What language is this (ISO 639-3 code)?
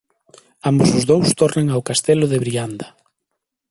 glg